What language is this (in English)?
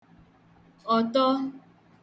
Igbo